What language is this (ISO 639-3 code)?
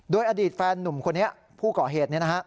tha